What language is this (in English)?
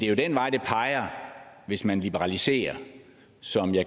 Danish